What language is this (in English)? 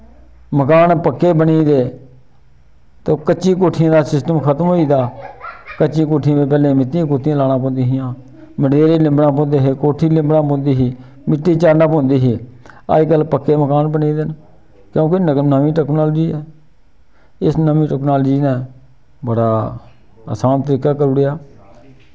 Dogri